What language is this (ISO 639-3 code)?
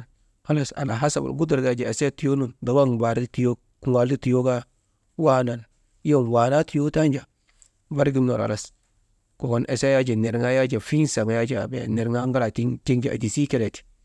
mde